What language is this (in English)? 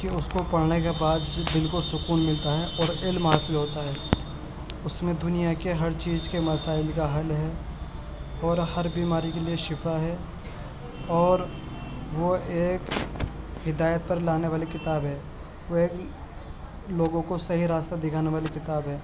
Urdu